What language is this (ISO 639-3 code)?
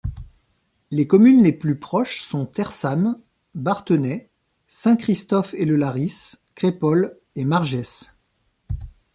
fra